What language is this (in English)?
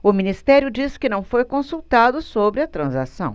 Portuguese